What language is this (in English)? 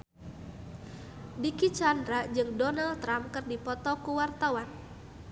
Sundanese